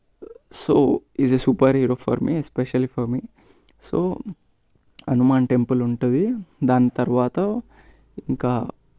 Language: Telugu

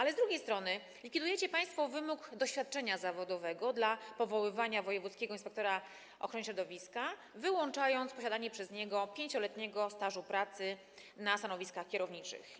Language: Polish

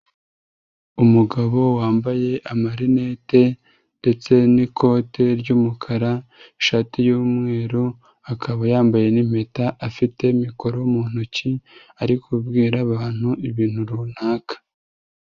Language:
Kinyarwanda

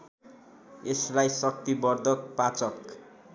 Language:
Nepali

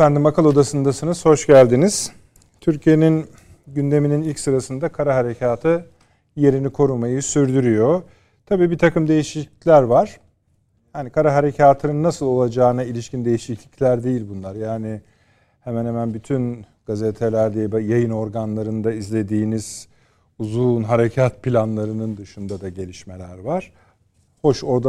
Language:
Turkish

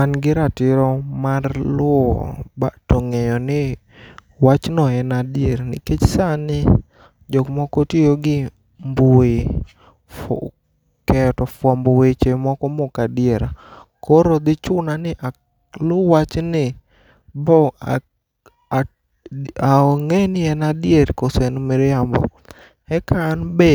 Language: Luo (Kenya and Tanzania)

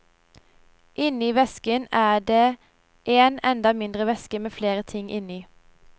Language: Norwegian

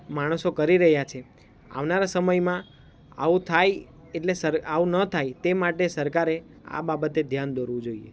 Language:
Gujarati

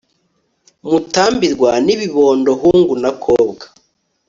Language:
Kinyarwanda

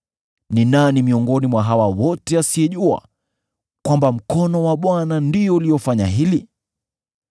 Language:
Swahili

